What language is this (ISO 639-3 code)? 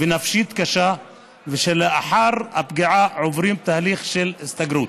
heb